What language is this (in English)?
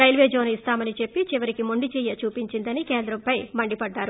Telugu